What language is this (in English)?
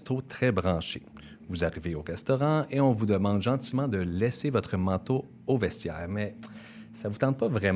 French